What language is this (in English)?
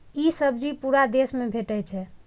Maithili